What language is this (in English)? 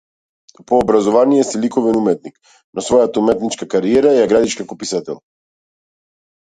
Macedonian